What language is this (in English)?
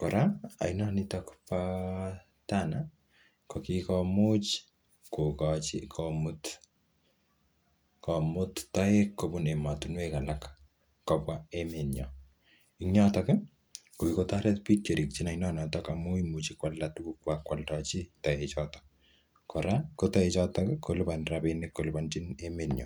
Kalenjin